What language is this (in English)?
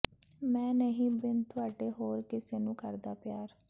Punjabi